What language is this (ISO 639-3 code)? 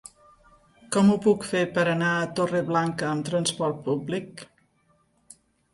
cat